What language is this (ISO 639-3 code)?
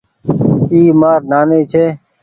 gig